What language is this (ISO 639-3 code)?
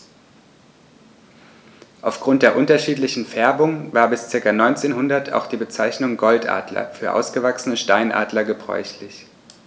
deu